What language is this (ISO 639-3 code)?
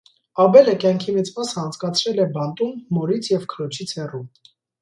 hye